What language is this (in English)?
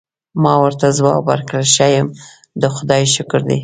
Pashto